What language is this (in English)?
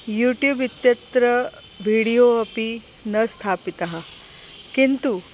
Sanskrit